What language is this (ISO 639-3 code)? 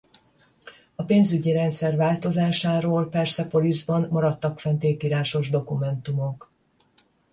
hun